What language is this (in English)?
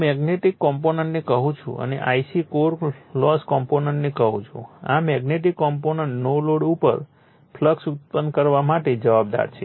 Gujarati